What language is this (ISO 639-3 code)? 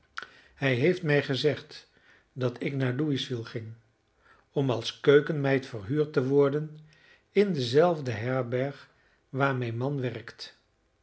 nld